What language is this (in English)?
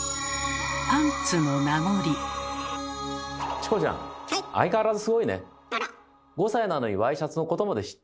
Japanese